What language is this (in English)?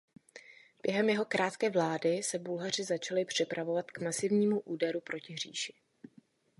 Czech